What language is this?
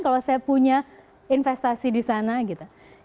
Indonesian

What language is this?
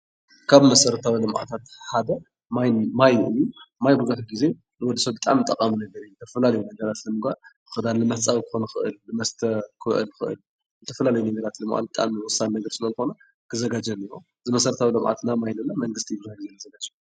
Tigrinya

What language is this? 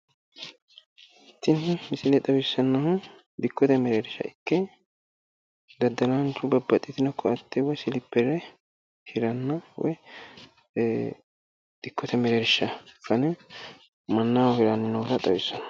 Sidamo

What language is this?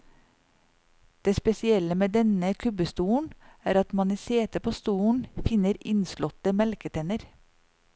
Norwegian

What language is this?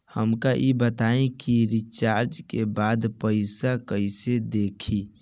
Bhojpuri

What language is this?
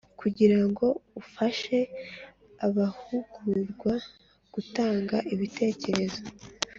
Kinyarwanda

